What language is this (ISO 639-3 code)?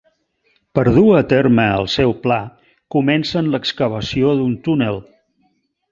cat